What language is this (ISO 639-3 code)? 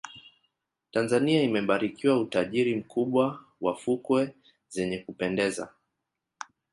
swa